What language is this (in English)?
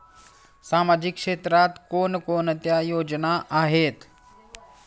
Marathi